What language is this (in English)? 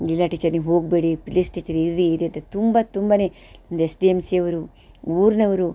Kannada